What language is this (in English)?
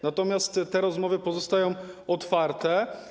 Polish